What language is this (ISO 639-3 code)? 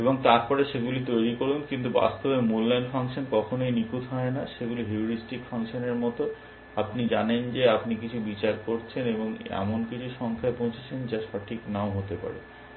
ben